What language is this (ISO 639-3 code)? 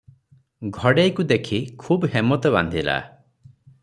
ori